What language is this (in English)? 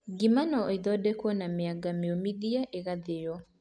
Kikuyu